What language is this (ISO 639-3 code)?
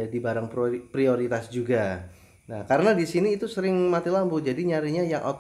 ind